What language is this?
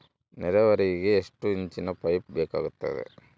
Kannada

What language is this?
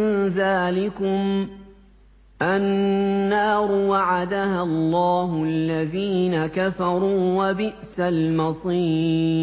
Arabic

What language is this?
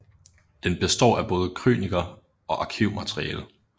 Danish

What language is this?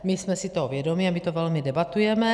Czech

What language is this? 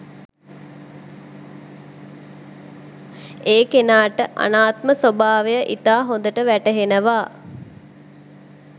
Sinhala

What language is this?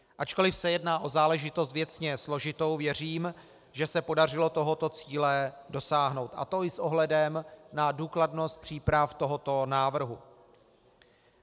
Czech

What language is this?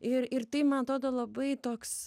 Lithuanian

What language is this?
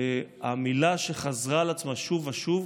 Hebrew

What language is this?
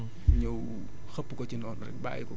Wolof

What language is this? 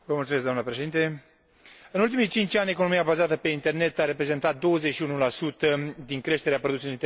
Romanian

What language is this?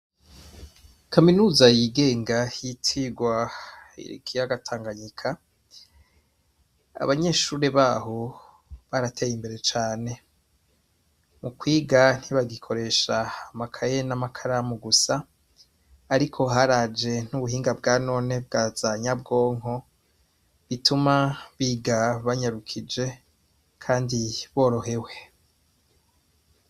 Rundi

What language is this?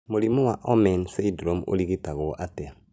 Kikuyu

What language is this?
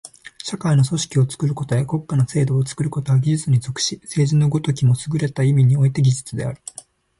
Japanese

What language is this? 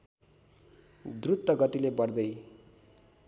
Nepali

